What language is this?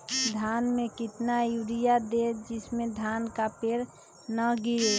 Magahi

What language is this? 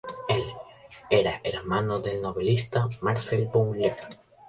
Spanish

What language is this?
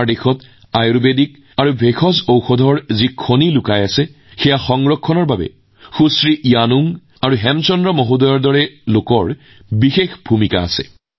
Assamese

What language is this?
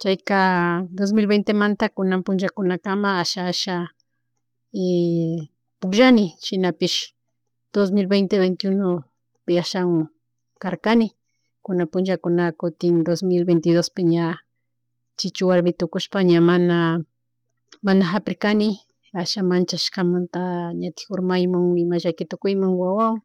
Chimborazo Highland Quichua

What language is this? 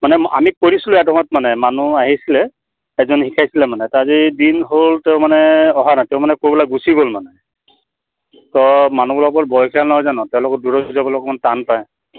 Assamese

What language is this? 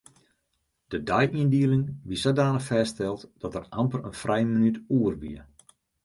Western Frisian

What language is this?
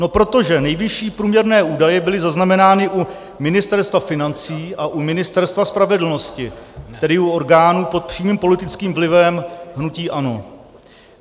Czech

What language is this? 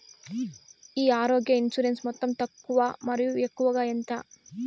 Telugu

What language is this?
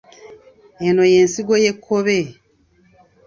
Ganda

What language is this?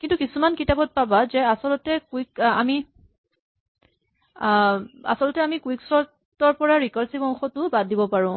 Assamese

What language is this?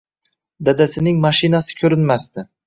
Uzbek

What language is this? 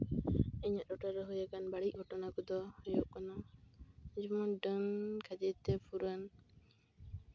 Santali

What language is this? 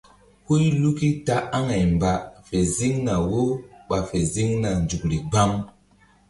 Mbum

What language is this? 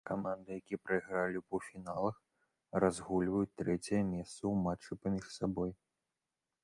Belarusian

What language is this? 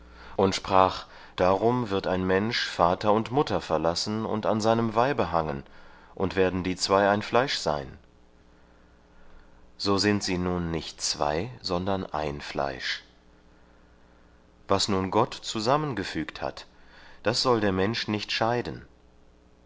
German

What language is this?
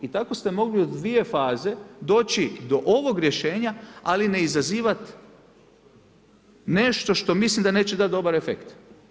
Croatian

